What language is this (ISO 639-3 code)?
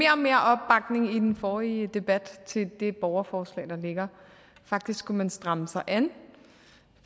dan